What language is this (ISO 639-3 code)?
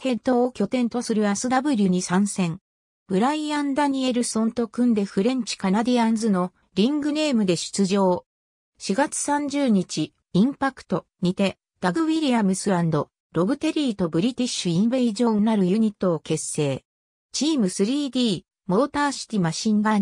jpn